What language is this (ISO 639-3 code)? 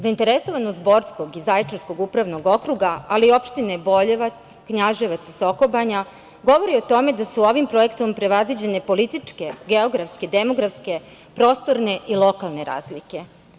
srp